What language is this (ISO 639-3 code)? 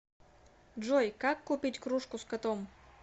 rus